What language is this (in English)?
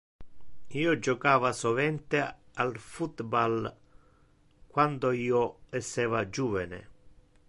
Interlingua